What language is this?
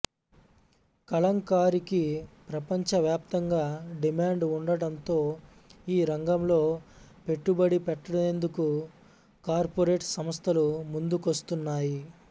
Telugu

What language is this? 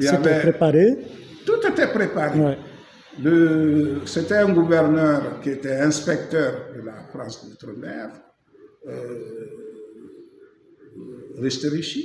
French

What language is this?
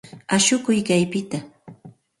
Santa Ana de Tusi Pasco Quechua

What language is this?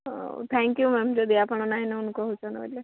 Odia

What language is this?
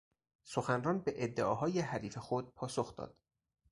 Persian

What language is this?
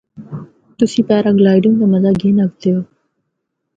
Northern Hindko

